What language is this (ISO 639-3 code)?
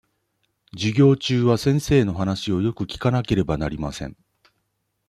jpn